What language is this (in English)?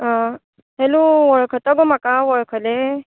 Konkani